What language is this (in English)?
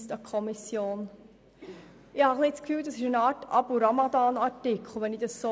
Swiss German